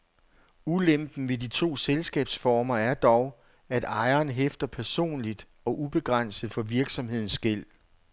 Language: Danish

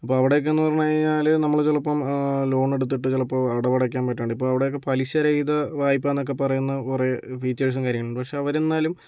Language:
Malayalam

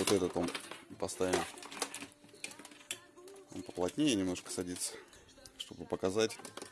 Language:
Russian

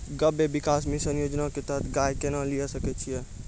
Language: Maithili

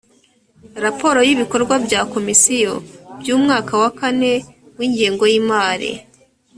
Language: Kinyarwanda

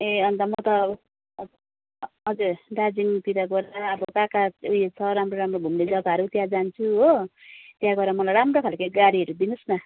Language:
Nepali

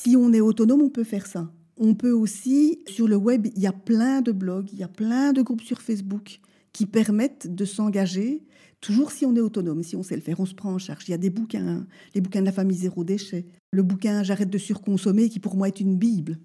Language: French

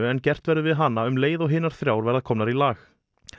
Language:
Icelandic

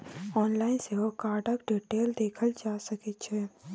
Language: Maithili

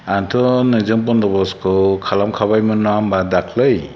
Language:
Bodo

